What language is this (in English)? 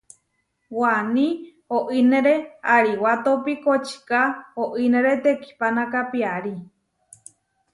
Huarijio